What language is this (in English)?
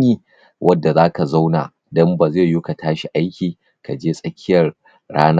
Hausa